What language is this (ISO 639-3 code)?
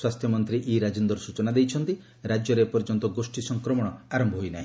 ori